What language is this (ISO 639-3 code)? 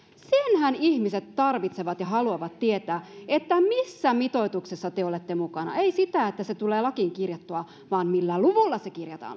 fin